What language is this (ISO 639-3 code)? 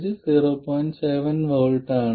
mal